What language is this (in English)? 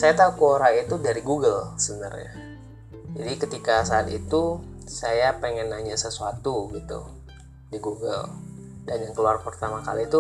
Indonesian